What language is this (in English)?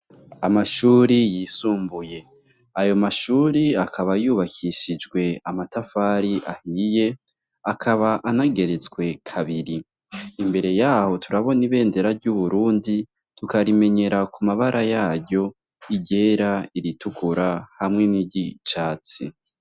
Rundi